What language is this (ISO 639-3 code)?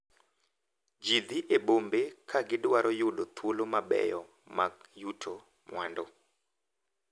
luo